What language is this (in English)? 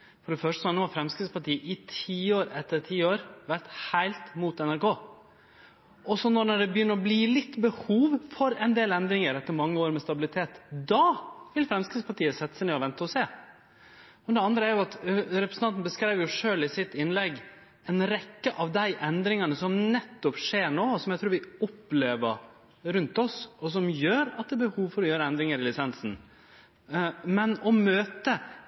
Norwegian Nynorsk